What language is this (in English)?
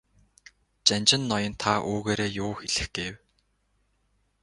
Mongolian